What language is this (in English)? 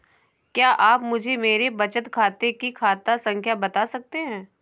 Hindi